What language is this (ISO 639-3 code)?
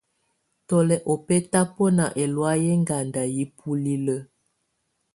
tvu